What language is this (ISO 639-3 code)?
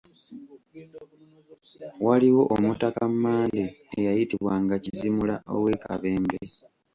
lug